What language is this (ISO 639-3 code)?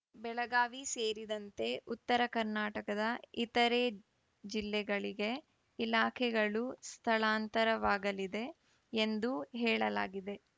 kan